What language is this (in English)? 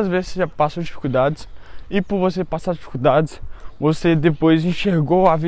Portuguese